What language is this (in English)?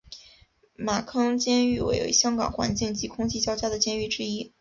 Chinese